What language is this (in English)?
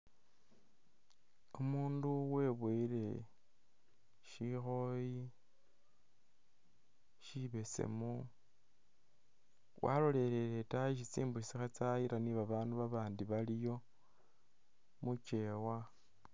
Masaaba